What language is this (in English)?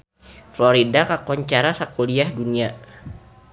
Sundanese